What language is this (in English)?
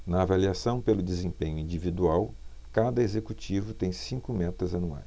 Portuguese